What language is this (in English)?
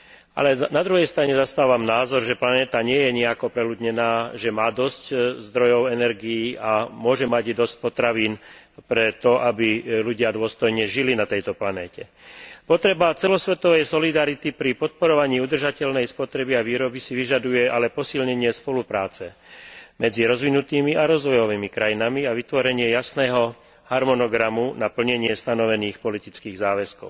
Slovak